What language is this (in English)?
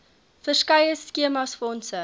Afrikaans